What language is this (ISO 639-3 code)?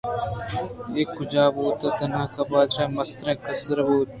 bgp